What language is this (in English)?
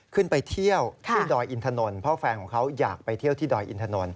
Thai